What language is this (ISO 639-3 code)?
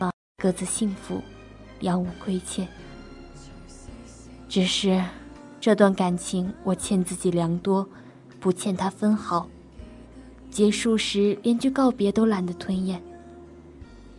zho